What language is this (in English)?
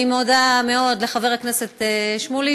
Hebrew